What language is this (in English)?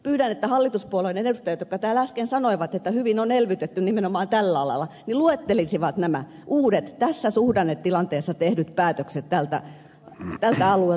Finnish